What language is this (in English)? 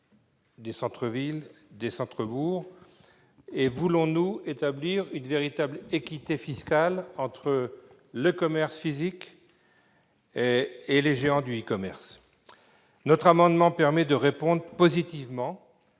French